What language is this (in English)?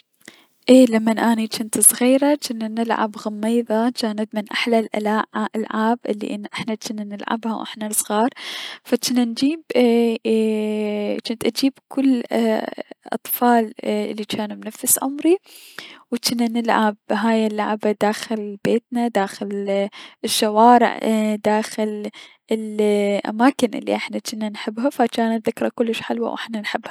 Mesopotamian Arabic